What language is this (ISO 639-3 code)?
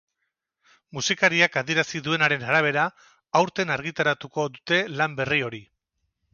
eus